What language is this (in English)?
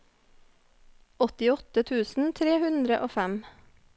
Norwegian